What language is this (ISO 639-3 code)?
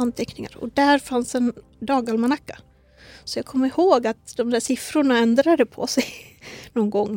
swe